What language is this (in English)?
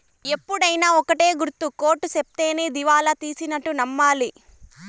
Telugu